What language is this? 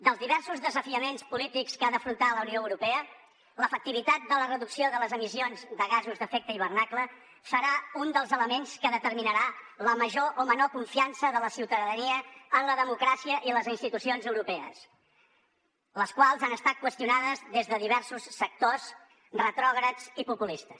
Catalan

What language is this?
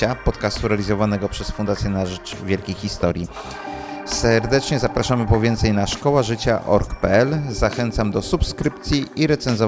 Polish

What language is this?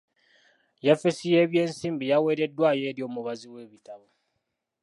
Ganda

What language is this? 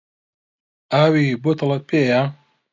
Central Kurdish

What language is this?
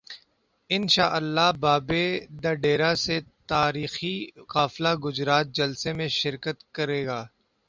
Urdu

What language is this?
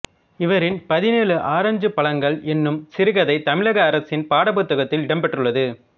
Tamil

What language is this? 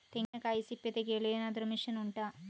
Kannada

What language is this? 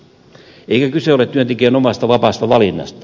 Finnish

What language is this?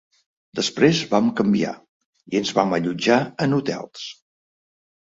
Catalan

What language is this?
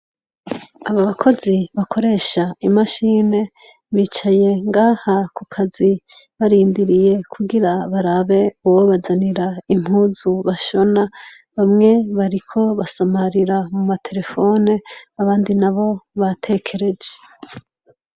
Rundi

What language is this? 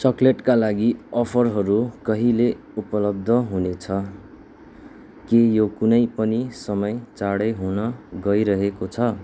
Nepali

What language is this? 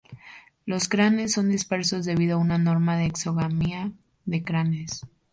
Spanish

